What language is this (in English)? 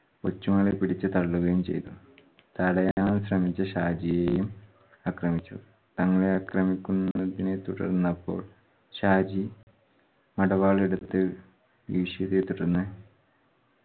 Malayalam